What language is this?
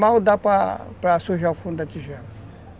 Portuguese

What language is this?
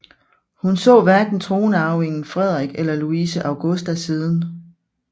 Danish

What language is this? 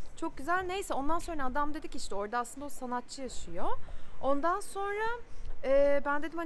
Turkish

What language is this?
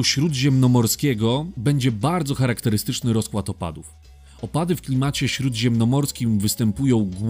Polish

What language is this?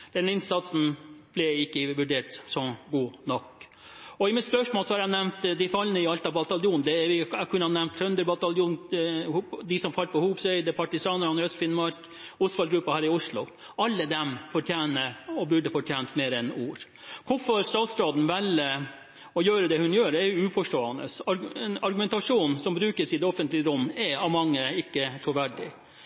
Norwegian Bokmål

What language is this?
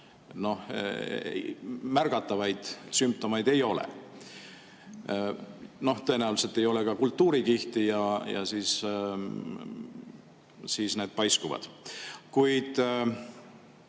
Estonian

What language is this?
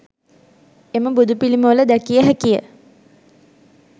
Sinhala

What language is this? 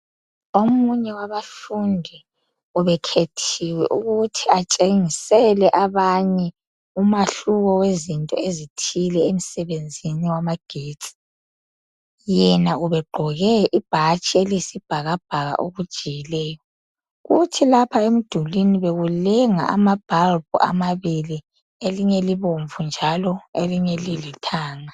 North Ndebele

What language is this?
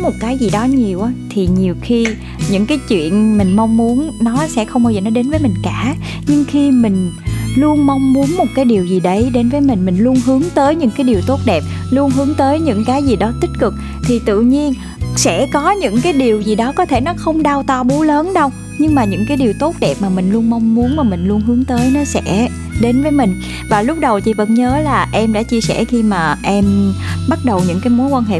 Vietnamese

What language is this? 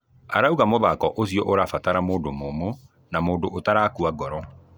Kikuyu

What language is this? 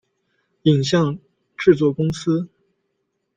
Chinese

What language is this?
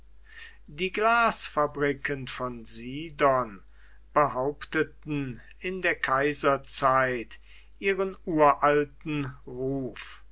German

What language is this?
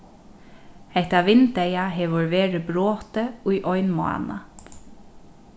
Faroese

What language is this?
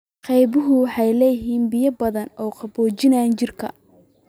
Somali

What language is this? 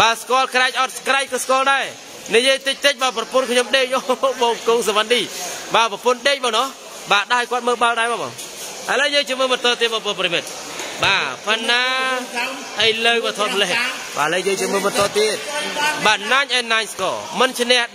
Thai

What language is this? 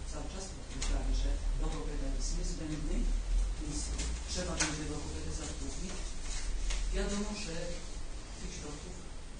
Polish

